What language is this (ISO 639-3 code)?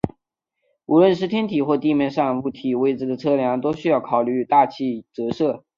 zho